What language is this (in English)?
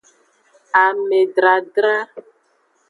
Aja (Benin)